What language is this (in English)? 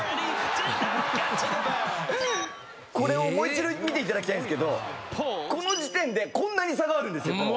Japanese